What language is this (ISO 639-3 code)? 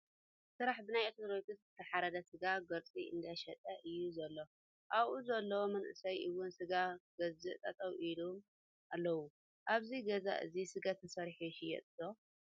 tir